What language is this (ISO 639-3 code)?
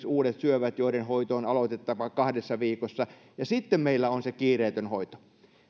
fin